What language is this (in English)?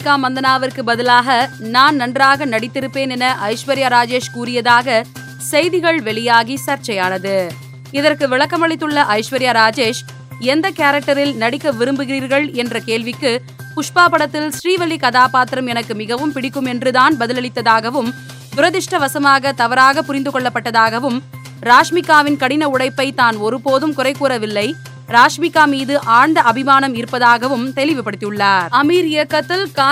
Tamil